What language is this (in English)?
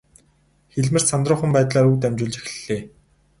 Mongolian